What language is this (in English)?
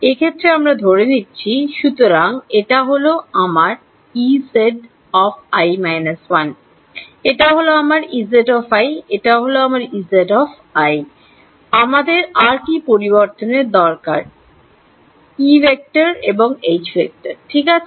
Bangla